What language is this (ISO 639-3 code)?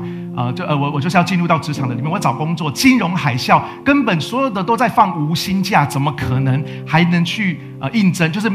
zho